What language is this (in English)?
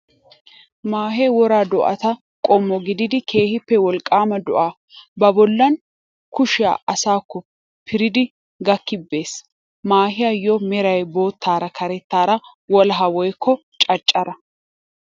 Wolaytta